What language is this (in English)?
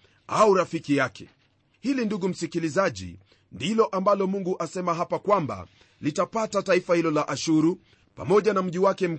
Swahili